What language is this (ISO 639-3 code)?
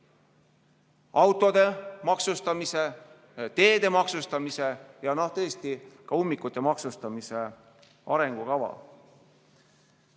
est